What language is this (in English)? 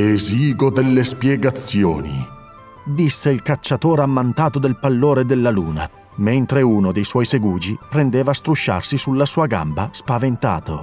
Italian